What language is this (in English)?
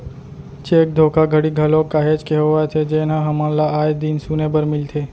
Chhattisgarhi